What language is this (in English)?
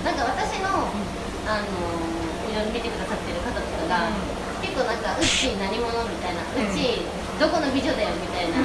Japanese